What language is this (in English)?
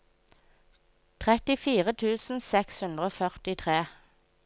Norwegian